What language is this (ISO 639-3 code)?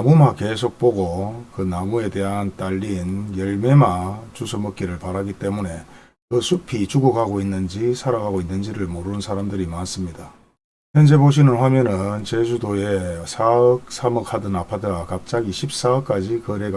kor